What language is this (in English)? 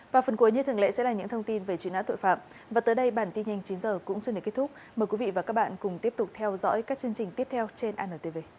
Vietnamese